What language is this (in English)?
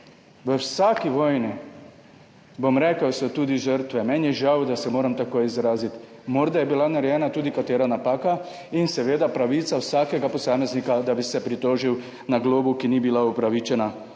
Slovenian